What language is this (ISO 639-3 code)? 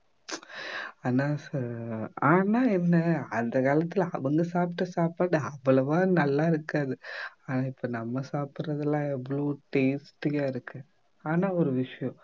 tam